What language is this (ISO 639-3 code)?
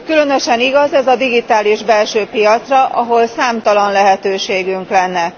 hun